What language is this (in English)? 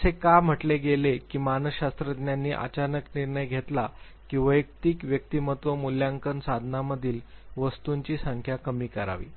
Marathi